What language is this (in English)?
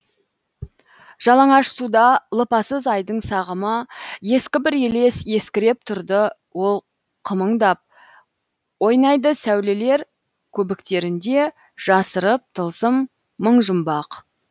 Kazakh